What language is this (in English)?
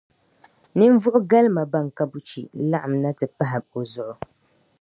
Dagbani